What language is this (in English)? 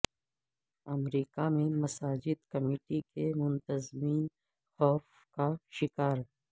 Urdu